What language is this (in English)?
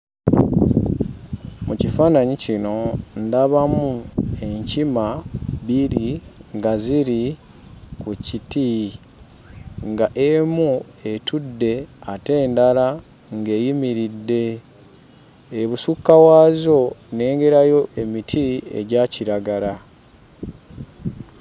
Ganda